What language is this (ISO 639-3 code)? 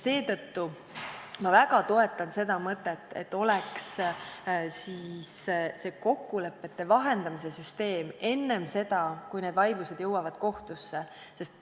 est